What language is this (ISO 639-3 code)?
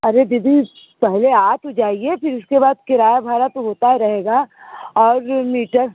hin